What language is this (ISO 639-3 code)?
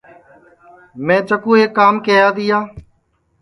ssi